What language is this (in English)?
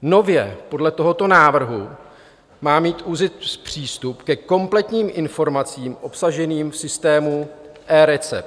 Czech